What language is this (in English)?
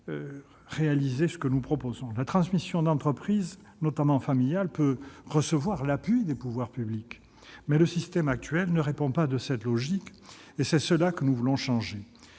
French